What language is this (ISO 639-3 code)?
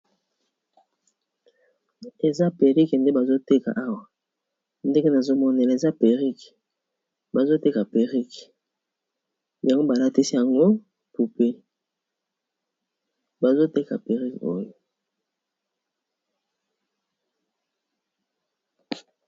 lin